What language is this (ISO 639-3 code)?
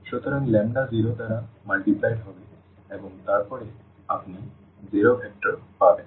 ben